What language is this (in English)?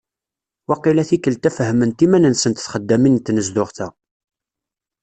Kabyle